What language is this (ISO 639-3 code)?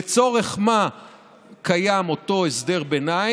heb